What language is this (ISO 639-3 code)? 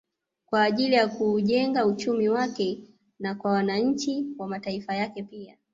swa